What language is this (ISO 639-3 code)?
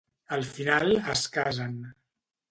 cat